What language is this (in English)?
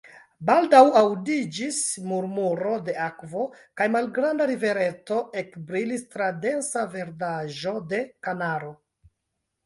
Esperanto